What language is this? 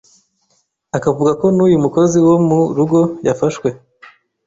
Kinyarwanda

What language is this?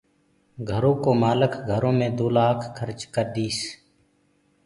Gurgula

